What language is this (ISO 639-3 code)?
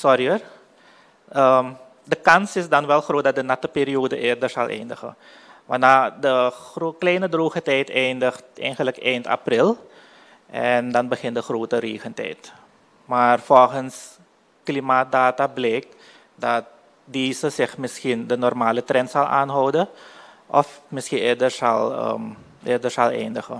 nld